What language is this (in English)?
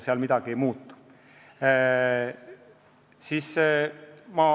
Estonian